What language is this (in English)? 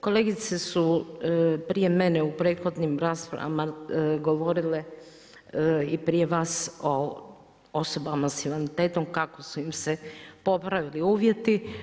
Croatian